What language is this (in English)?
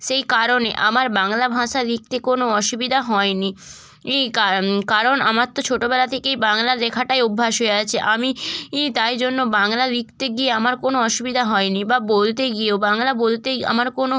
Bangla